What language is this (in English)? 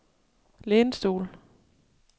Danish